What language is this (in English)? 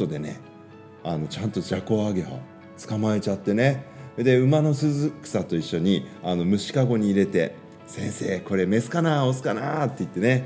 Japanese